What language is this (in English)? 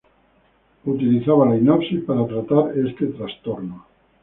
Spanish